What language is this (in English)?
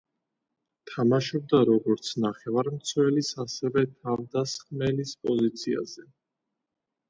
Georgian